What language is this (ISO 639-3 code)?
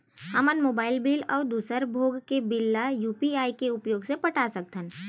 hne